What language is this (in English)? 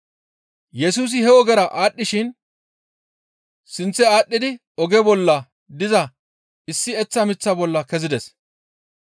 Gamo